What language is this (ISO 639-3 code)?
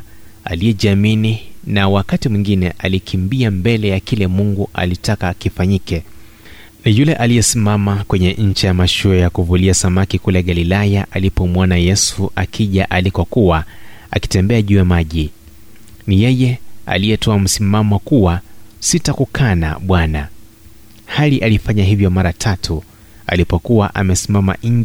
swa